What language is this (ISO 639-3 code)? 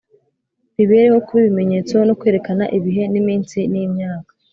kin